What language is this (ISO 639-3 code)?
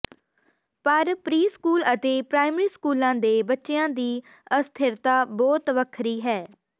pan